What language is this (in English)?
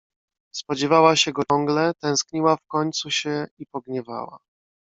Polish